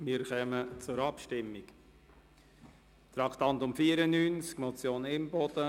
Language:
Swiss German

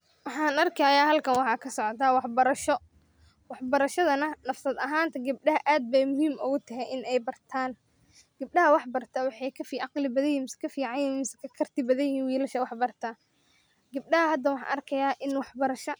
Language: Somali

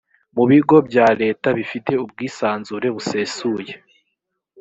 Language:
Kinyarwanda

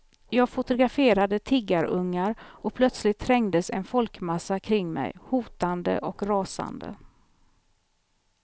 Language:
Swedish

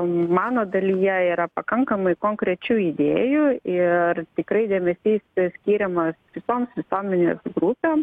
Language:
Lithuanian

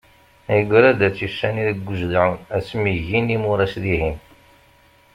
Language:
Kabyle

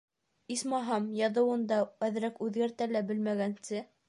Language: Bashkir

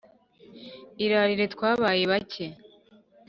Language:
Kinyarwanda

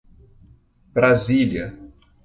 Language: Portuguese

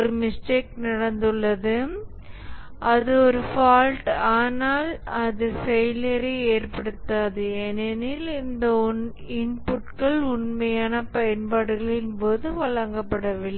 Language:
Tamil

